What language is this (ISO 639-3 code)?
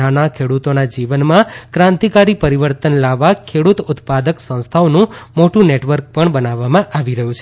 guj